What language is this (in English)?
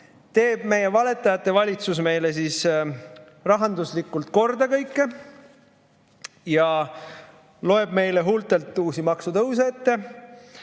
Estonian